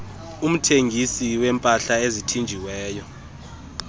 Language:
Xhosa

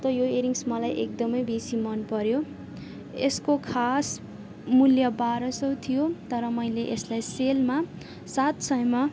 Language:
Nepali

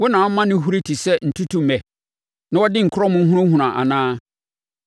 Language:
Akan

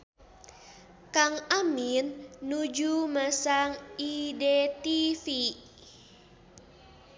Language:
Sundanese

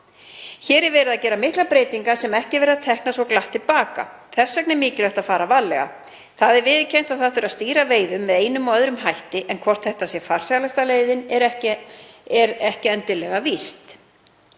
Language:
Icelandic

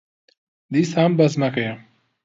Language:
Central Kurdish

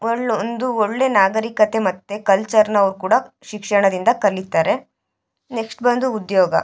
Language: Kannada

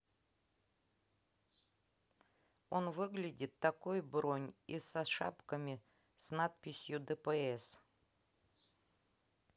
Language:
Russian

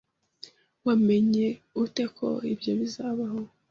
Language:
Kinyarwanda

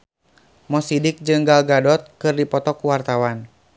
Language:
Sundanese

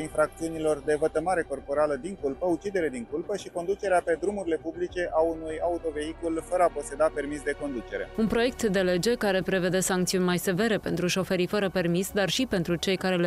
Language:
Romanian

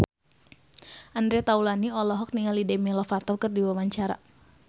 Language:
Sundanese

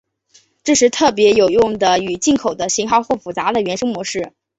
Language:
Chinese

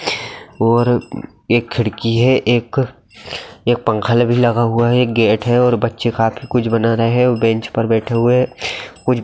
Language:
Magahi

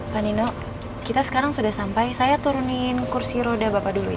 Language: Indonesian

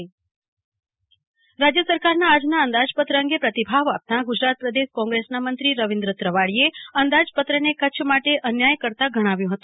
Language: Gujarati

